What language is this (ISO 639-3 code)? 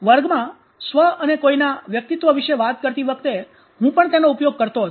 guj